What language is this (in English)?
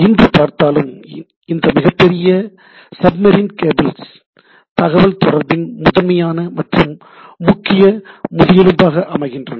Tamil